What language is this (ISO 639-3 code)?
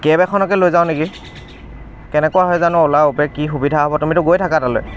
asm